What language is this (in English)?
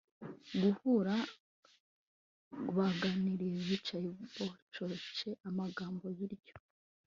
Kinyarwanda